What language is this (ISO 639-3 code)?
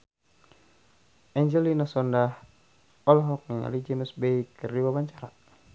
sun